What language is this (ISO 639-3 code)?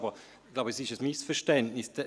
gsw